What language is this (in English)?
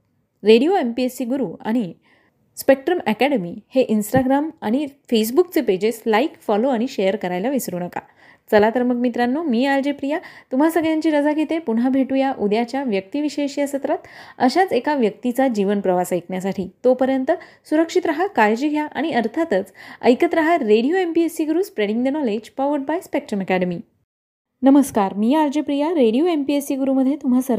Marathi